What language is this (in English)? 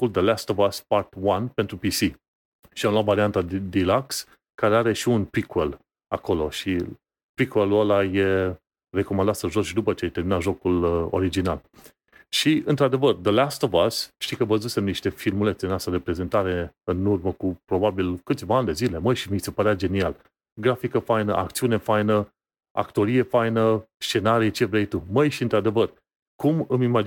Romanian